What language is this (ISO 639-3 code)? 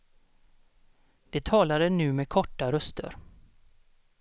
swe